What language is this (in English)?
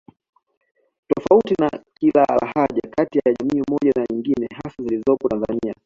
Swahili